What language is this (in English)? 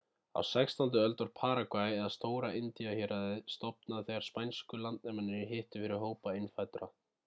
Icelandic